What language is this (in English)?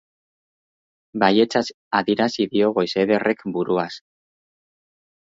Basque